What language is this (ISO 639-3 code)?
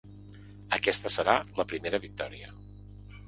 cat